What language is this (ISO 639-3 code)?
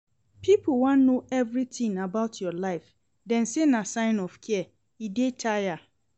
pcm